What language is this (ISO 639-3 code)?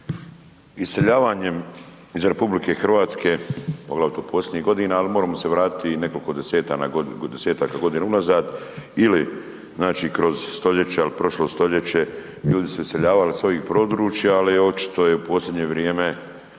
hrv